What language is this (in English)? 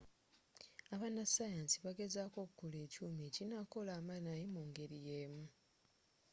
Ganda